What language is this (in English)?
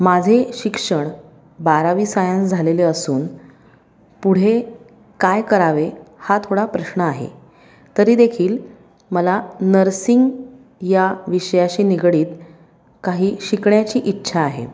Marathi